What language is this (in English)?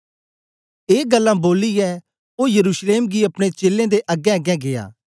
Dogri